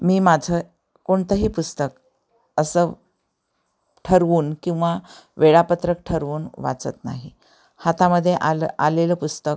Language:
Marathi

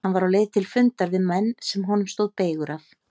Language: Icelandic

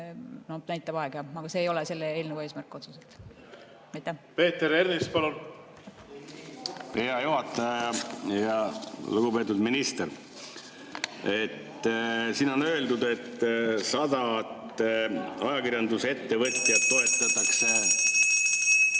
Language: Estonian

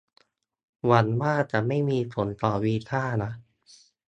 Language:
Thai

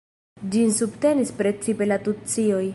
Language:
Esperanto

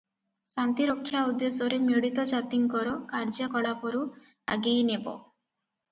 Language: Odia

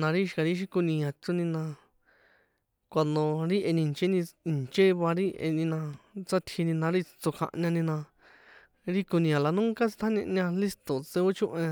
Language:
San Juan Atzingo Popoloca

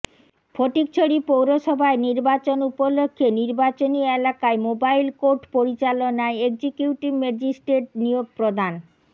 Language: Bangla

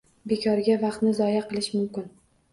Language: Uzbek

